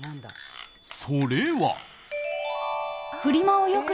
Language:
Japanese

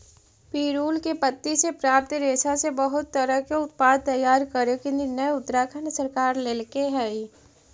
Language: Magahi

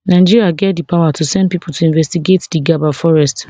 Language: Nigerian Pidgin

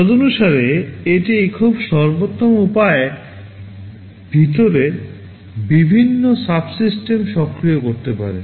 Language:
Bangla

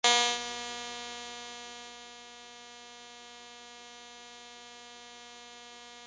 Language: Uyghur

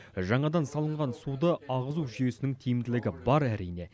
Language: Kazakh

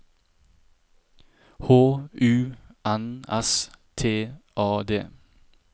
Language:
Norwegian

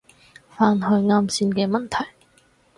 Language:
Cantonese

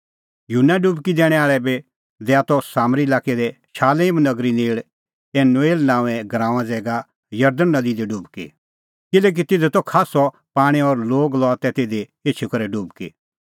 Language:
Kullu Pahari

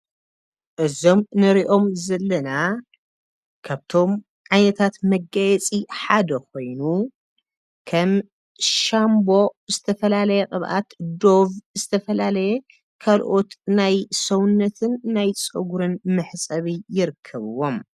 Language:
Tigrinya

